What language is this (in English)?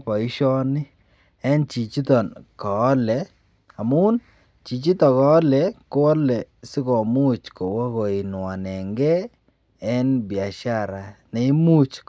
Kalenjin